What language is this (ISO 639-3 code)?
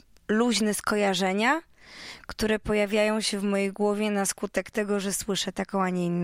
pol